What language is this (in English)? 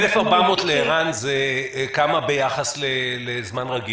Hebrew